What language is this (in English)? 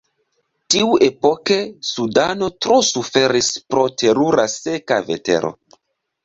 Esperanto